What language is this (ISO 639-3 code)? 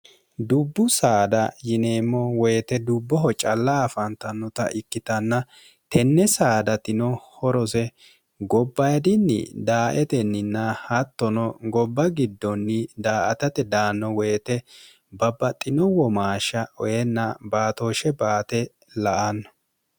sid